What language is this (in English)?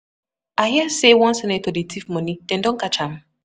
Nigerian Pidgin